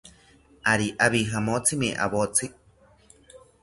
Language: South Ucayali Ashéninka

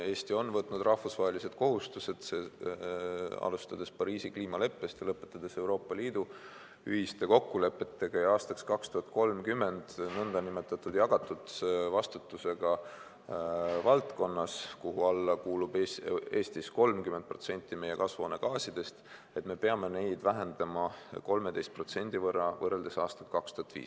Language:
Estonian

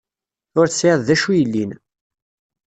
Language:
Kabyle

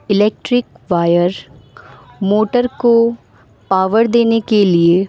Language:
Urdu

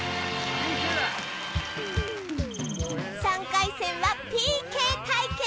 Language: Japanese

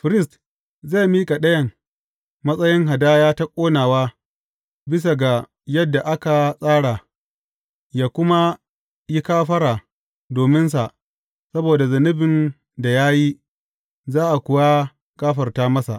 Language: Hausa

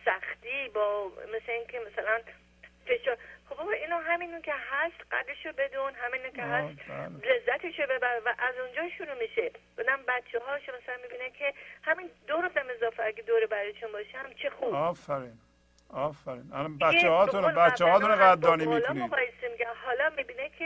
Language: Persian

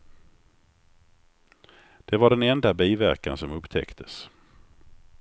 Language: Swedish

